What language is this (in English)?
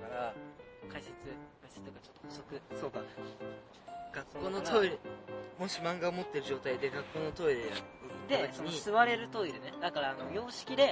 Japanese